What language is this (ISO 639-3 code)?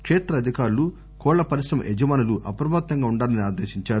tel